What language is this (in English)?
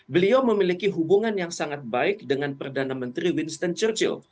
Indonesian